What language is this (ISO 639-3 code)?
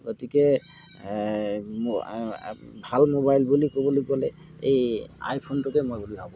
asm